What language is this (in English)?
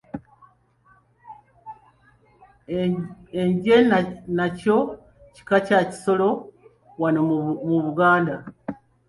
Ganda